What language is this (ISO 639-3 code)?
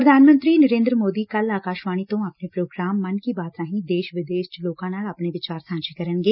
pan